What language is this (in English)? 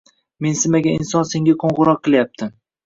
Uzbek